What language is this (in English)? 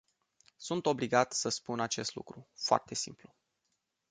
Romanian